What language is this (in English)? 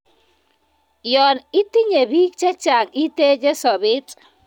Kalenjin